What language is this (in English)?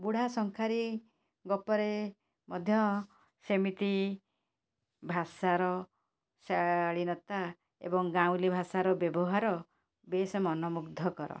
Odia